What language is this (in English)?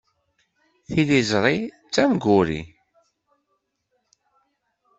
Kabyle